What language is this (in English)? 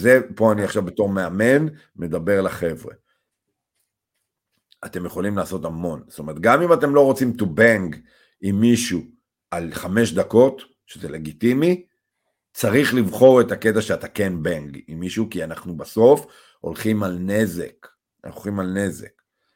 Hebrew